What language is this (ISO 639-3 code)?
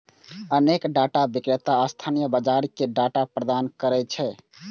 mai